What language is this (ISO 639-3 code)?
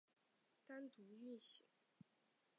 zho